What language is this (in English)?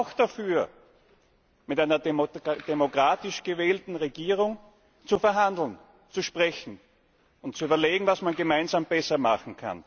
German